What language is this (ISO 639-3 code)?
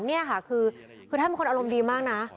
tha